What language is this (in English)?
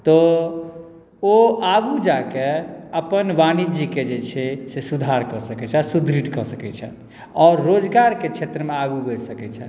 Maithili